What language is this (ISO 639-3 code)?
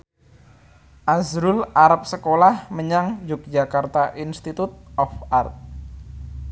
jav